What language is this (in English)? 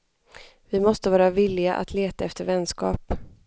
Swedish